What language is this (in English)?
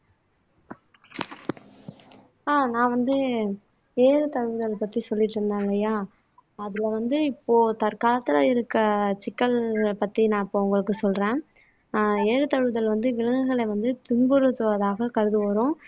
Tamil